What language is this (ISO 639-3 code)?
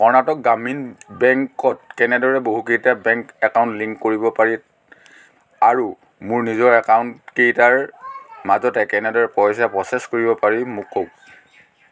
asm